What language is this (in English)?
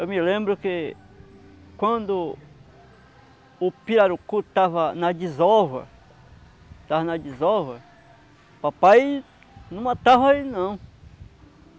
Portuguese